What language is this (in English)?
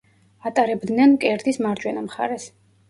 Georgian